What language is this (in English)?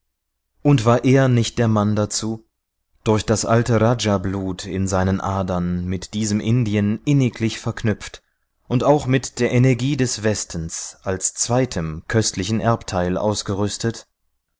German